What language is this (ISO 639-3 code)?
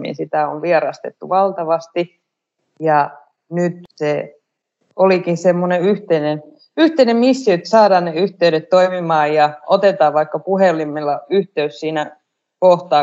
fin